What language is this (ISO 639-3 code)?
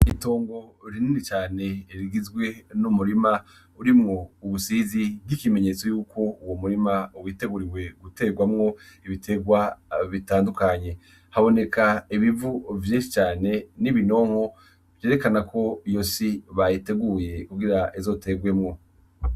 run